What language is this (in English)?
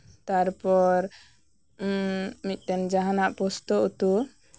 Santali